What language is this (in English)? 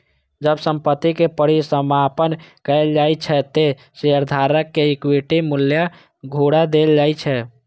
Maithili